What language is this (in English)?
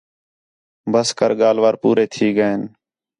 Khetrani